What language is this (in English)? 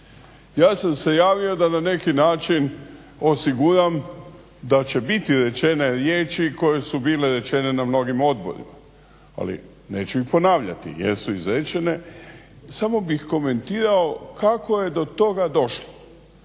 Croatian